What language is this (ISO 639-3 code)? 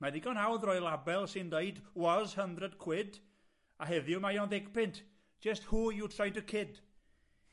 cym